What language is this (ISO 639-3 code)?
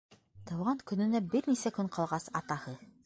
bak